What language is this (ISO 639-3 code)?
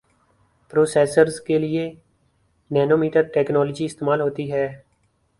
urd